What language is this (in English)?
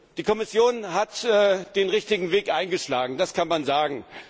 German